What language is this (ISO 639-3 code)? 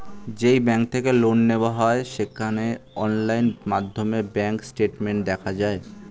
ben